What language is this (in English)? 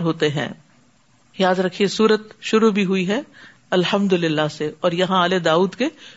Urdu